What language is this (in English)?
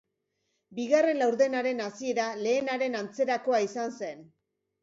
Basque